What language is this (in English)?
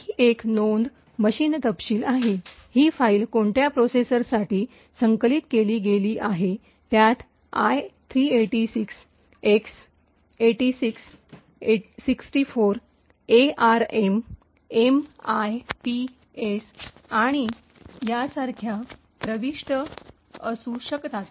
Marathi